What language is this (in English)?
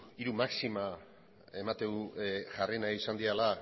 Basque